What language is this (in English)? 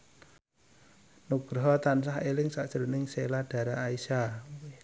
Javanese